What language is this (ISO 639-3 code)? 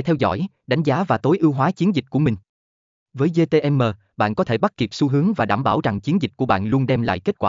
vie